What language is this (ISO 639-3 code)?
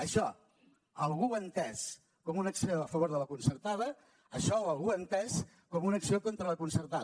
cat